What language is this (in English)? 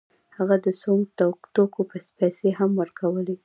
Pashto